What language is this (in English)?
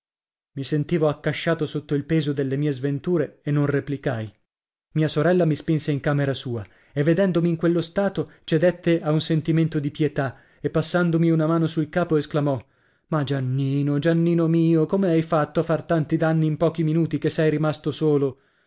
Italian